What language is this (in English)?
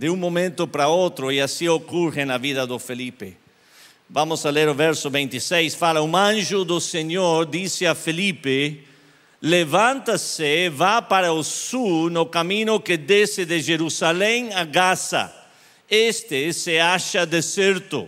Portuguese